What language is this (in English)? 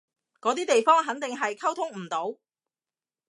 Cantonese